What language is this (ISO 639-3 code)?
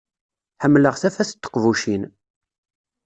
kab